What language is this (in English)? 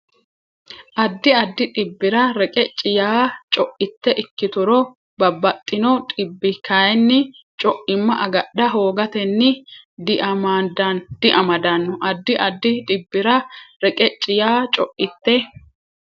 Sidamo